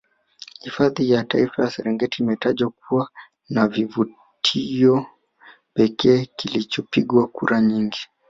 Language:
Swahili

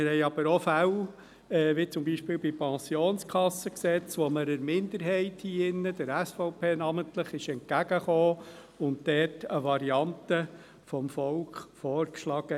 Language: Swiss German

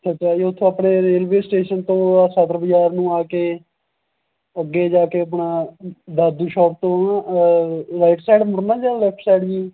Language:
Punjabi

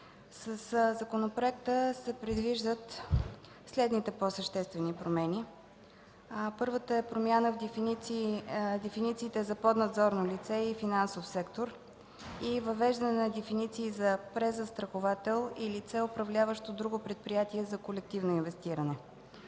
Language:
Bulgarian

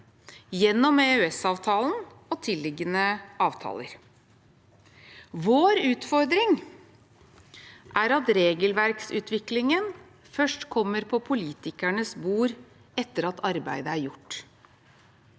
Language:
Norwegian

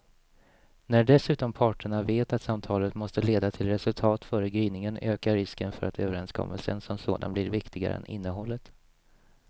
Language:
Swedish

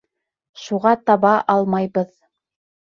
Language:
Bashkir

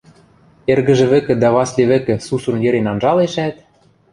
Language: Western Mari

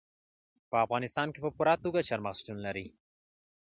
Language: Pashto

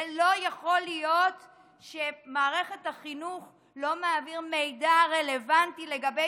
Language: Hebrew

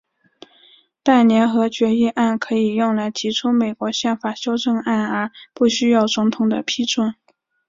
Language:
Chinese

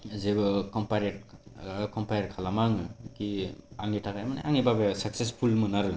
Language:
Bodo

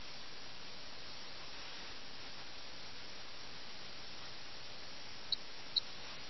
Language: Malayalam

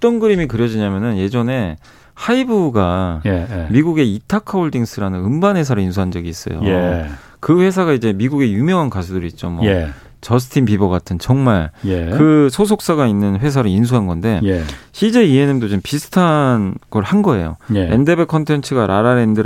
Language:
Korean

